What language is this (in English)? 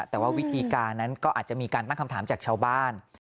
Thai